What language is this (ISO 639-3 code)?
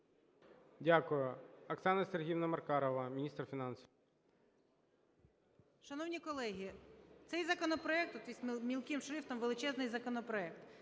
ukr